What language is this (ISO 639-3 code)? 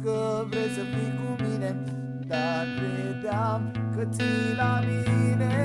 ron